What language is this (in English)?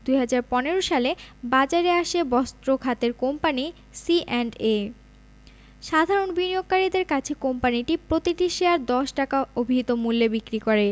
Bangla